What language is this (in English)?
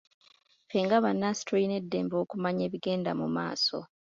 Ganda